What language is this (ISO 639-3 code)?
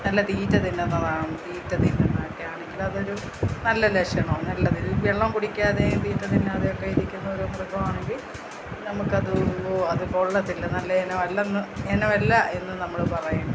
mal